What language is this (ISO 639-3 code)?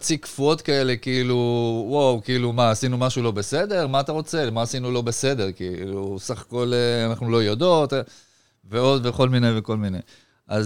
heb